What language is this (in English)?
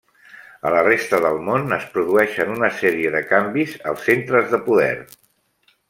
Catalan